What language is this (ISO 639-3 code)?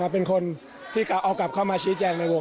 tha